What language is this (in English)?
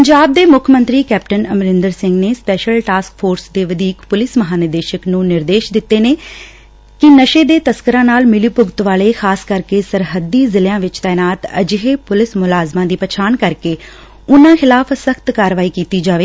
Punjabi